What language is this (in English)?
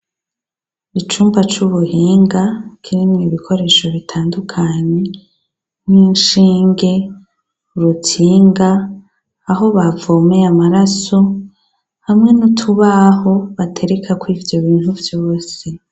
Rundi